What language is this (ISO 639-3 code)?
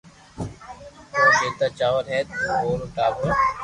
lrk